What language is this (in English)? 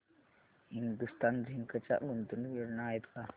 Marathi